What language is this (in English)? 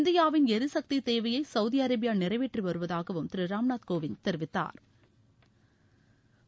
Tamil